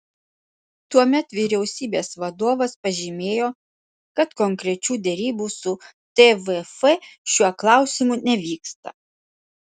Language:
Lithuanian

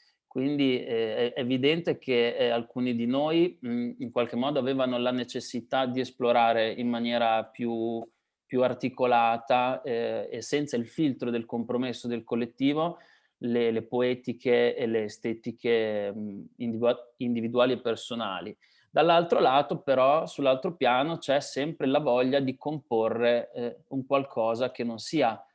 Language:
Italian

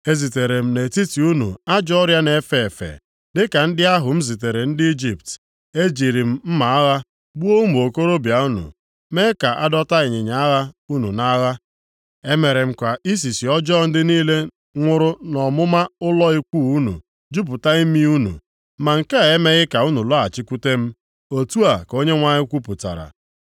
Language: Igbo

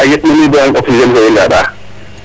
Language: Serer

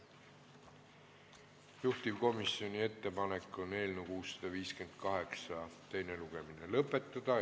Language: Estonian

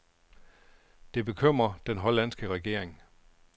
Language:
Danish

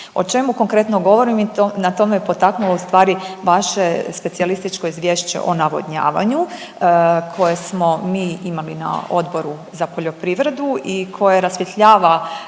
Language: Croatian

